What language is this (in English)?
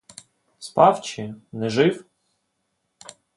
Ukrainian